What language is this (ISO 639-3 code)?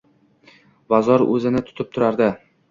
uzb